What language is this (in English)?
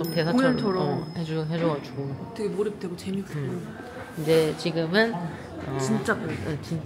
Korean